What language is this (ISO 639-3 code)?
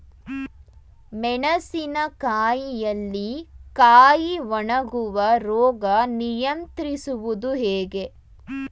kan